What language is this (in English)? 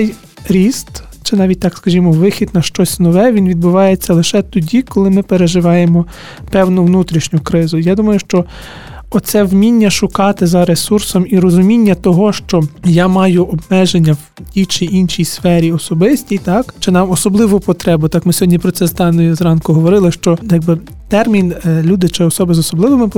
Ukrainian